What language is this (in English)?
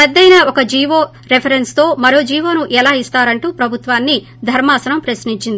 Telugu